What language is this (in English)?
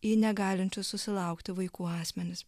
Lithuanian